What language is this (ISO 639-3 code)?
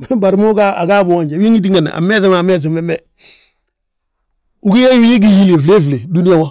bjt